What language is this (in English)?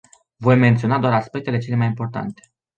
Romanian